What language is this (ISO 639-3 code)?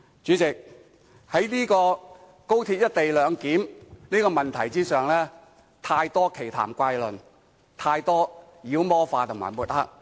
yue